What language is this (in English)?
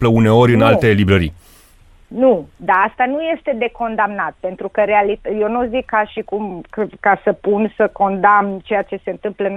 Romanian